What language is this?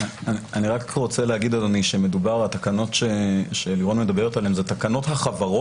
Hebrew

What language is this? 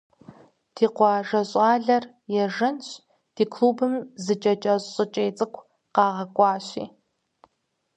Kabardian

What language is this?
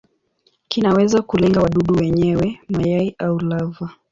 Swahili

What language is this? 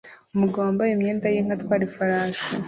Kinyarwanda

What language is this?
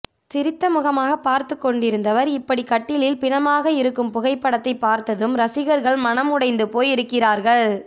Tamil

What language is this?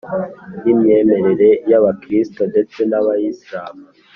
Kinyarwanda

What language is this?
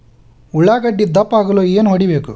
Kannada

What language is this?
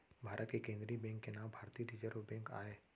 Chhattisgarhi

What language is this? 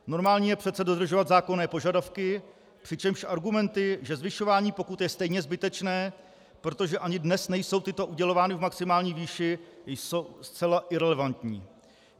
Czech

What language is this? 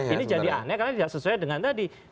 Indonesian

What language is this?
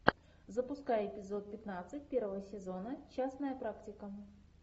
Russian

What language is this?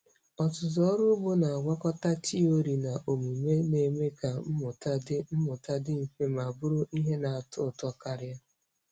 Igbo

